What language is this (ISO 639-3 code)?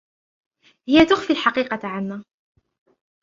ara